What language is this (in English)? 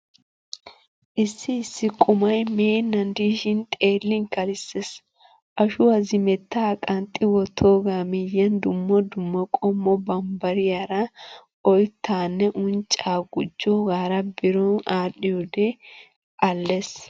Wolaytta